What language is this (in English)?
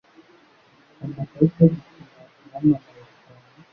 Kinyarwanda